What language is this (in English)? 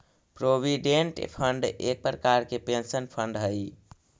Magahi